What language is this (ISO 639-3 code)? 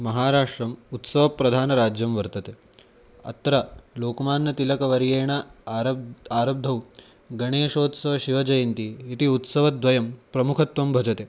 san